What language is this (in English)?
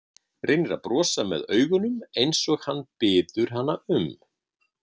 Icelandic